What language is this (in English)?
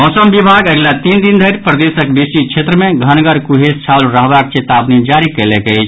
Maithili